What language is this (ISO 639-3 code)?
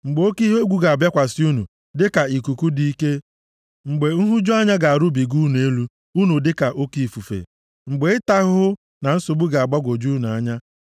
ibo